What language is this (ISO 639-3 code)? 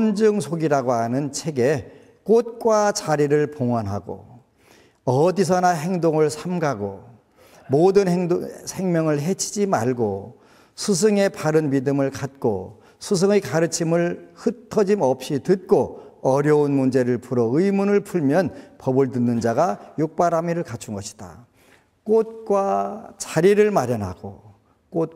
kor